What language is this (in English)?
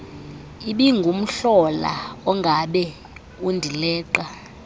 Xhosa